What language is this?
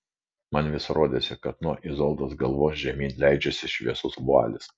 Lithuanian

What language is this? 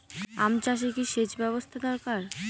Bangla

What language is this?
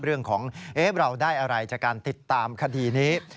Thai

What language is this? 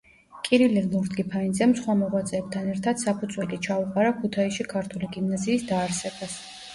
Georgian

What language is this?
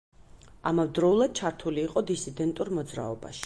Georgian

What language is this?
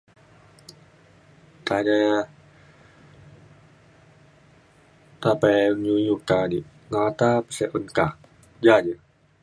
Mainstream Kenyah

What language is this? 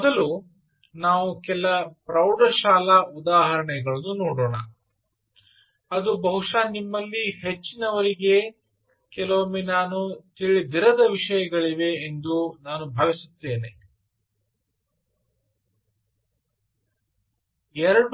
Kannada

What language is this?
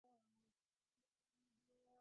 Divehi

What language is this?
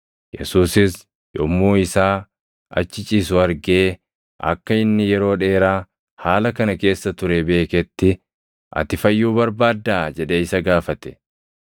Oromo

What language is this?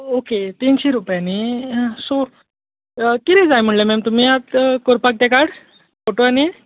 Konkani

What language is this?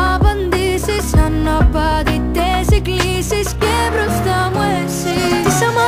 Greek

